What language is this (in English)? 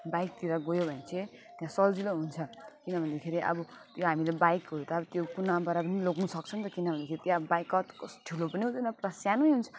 Nepali